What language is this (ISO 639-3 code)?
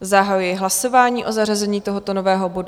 ces